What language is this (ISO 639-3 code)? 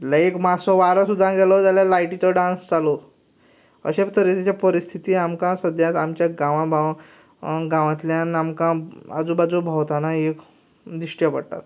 kok